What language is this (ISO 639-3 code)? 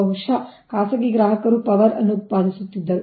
kan